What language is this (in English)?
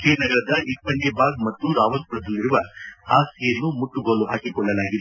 Kannada